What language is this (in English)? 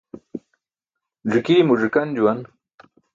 Burushaski